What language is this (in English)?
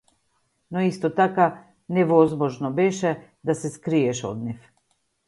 Macedonian